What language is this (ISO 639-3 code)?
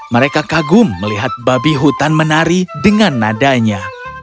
ind